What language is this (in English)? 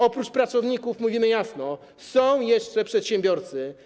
Polish